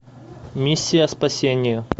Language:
Russian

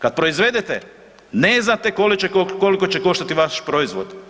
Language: Croatian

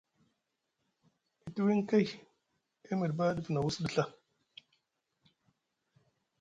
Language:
Musgu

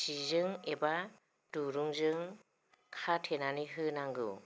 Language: Bodo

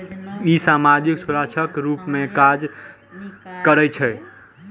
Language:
Maithili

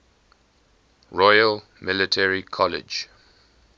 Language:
English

